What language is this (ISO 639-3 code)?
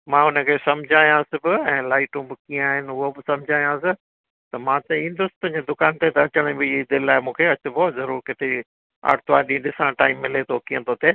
snd